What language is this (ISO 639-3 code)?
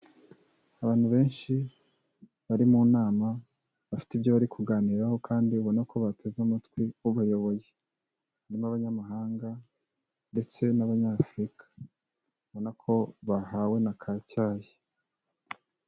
kin